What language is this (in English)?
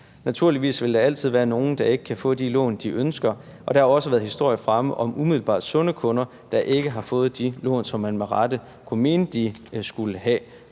Danish